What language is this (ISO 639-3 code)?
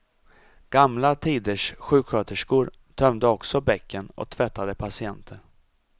swe